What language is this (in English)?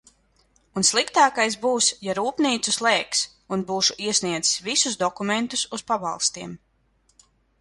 Latvian